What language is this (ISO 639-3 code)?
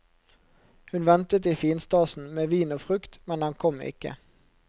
nor